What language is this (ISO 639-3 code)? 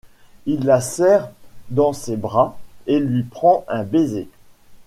fra